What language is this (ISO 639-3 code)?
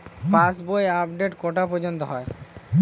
ben